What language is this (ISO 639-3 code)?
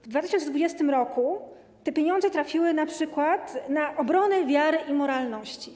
pol